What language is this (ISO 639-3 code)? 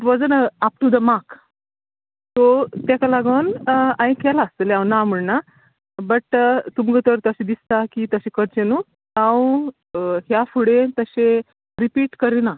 kok